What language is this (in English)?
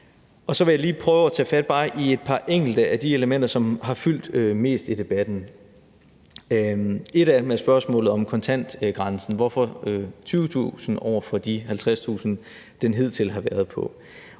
Danish